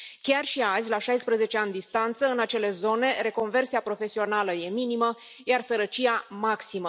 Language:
Romanian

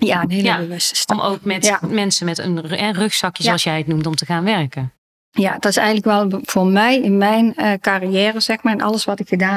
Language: Dutch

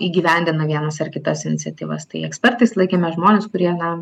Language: Lithuanian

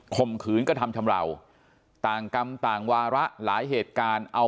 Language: Thai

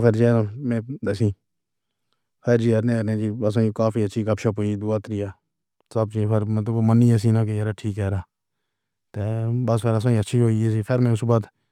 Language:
Pahari-Potwari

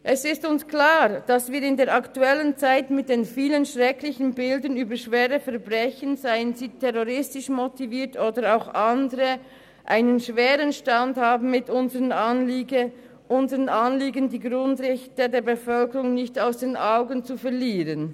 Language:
Swiss German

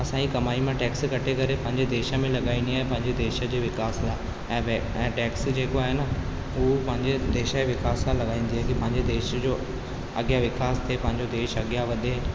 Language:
Sindhi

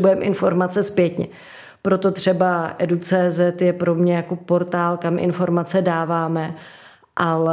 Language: Czech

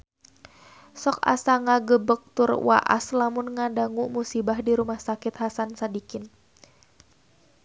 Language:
Sundanese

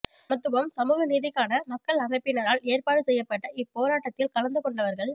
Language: Tamil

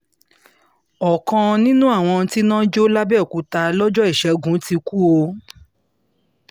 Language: Yoruba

